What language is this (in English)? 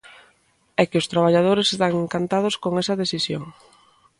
Galician